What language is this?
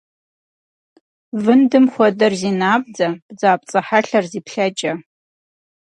Kabardian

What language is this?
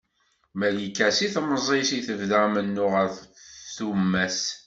Kabyle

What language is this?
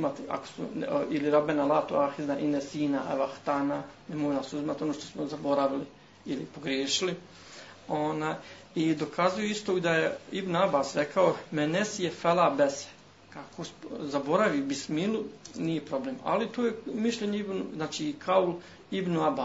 Croatian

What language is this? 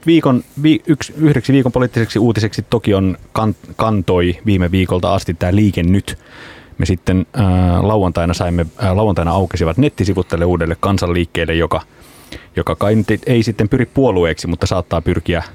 Finnish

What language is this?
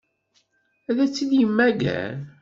Kabyle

